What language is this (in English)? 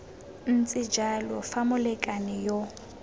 Tswana